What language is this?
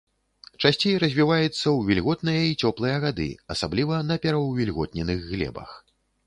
Belarusian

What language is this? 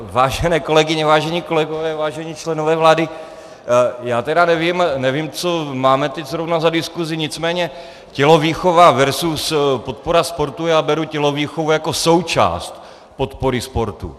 Czech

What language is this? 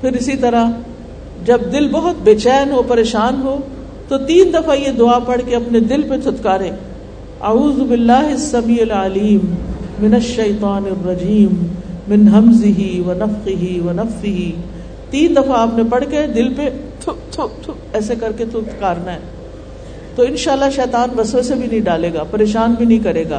Urdu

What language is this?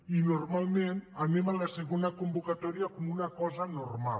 Catalan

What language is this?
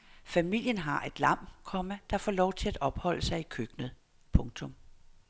Danish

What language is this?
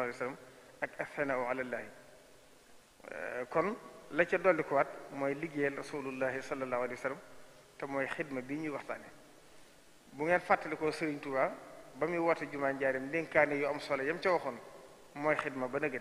French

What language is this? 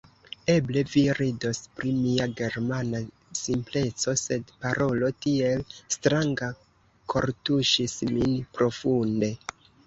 Esperanto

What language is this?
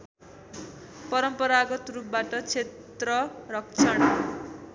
Nepali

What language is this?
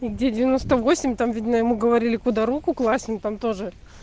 Russian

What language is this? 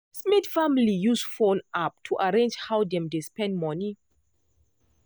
Nigerian Pidgin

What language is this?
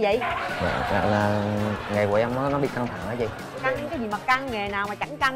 Vietnamese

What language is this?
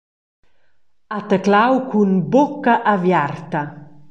Romansh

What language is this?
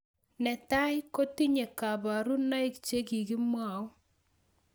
Kalenjin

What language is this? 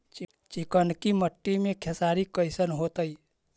Magahi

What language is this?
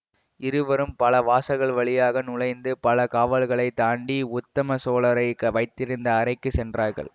Tamil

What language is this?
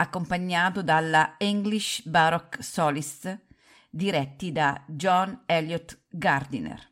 Italian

